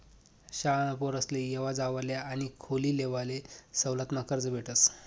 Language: Marathi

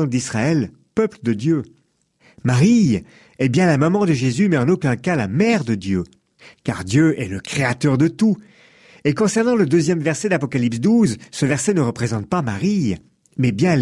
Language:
French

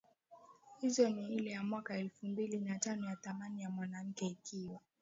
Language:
Swahili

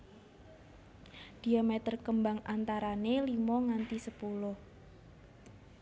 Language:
Javanese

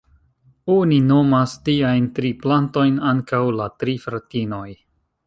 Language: Esperanto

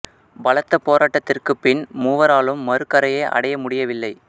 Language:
Tamil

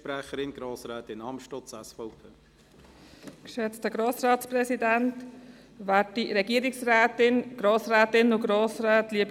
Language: Swiss German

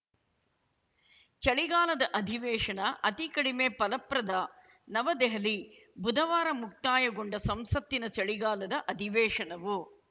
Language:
Kannada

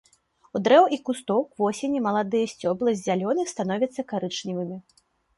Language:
Belarusian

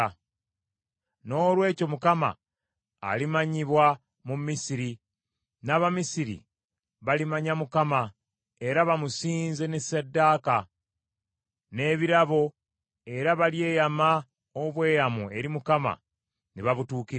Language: Ganda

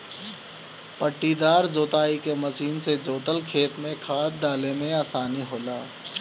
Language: Bhojpuri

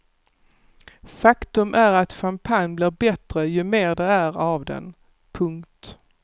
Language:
Swedish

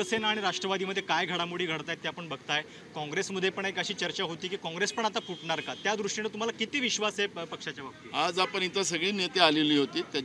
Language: Hindi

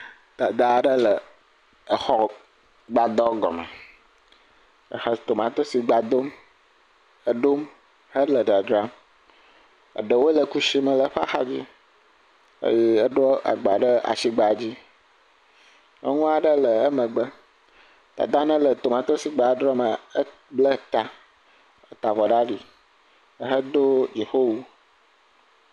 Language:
Ewe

